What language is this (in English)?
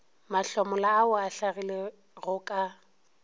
Northern Sotho